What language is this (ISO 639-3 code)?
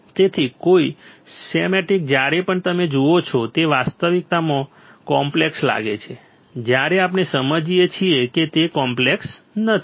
guj